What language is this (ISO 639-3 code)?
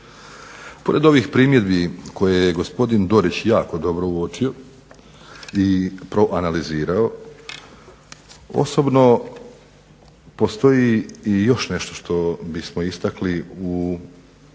hrv